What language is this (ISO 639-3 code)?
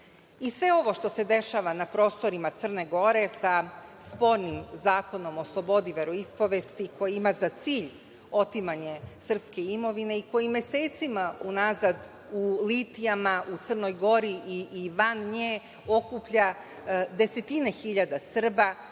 srp